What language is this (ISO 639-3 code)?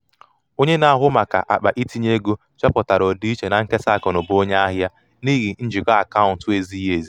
ibo